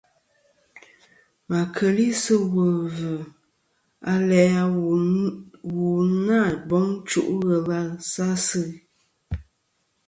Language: Kom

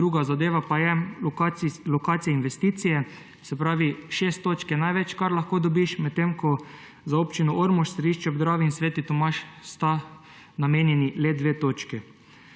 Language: Slovenian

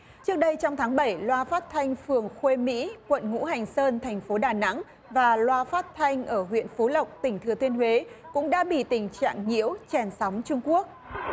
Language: Vietnamese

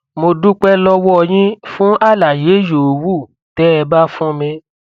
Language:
Yoruba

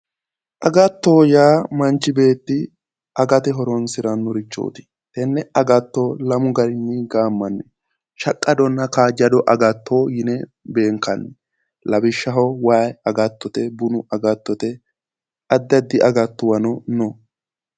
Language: Sidamo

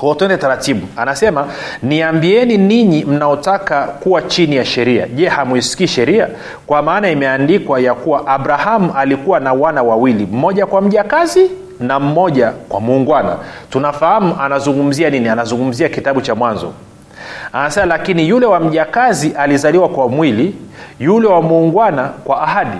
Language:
Swahili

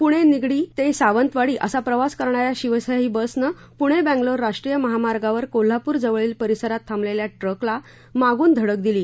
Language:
Marathi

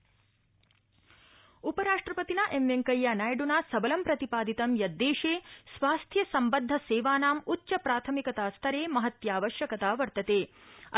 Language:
Sanskrit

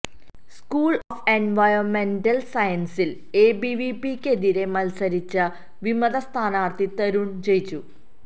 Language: Malayalam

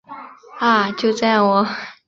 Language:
Chinese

